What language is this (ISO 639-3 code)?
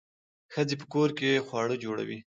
pus